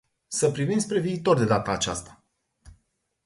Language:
Romanian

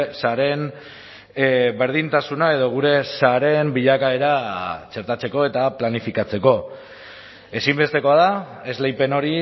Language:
Basque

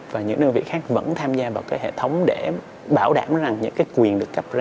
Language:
Vietnamese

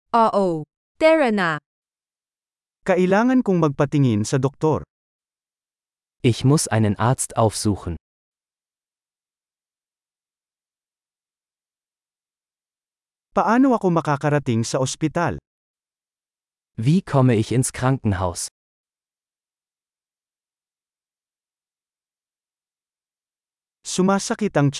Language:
Filipino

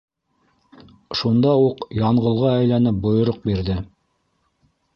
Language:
Bashkir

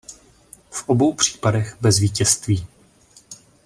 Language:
Czech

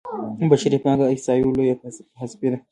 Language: Pashto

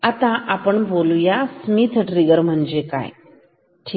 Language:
Marathi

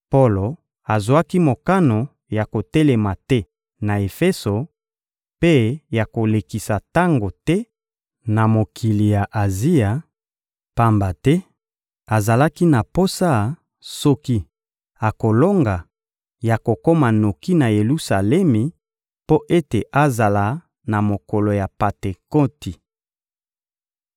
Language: Lingala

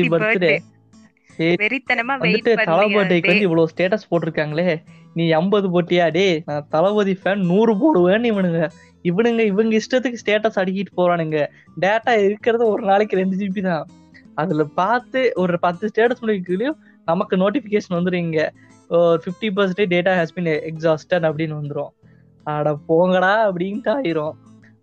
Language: Tamil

